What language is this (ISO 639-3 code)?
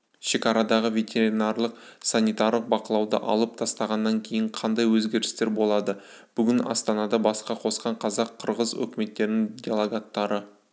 kaz